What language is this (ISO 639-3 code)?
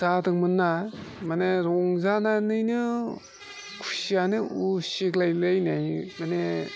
brx